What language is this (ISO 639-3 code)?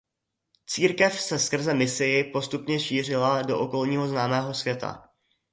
ces